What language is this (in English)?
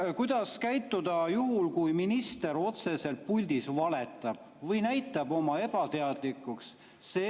Estonian